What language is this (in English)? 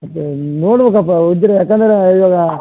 Kannada